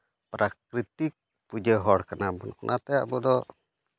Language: Santali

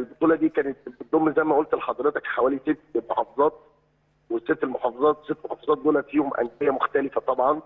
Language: Arabic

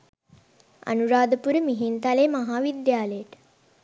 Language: Sinhala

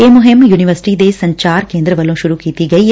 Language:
Punjabi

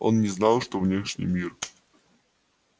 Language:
Russian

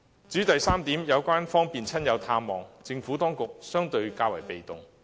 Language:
Cantonese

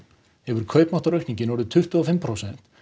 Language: Icelandic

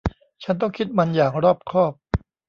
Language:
Thai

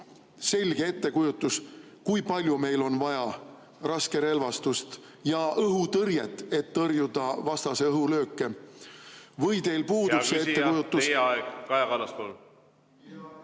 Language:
Estonian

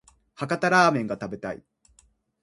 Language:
Japanese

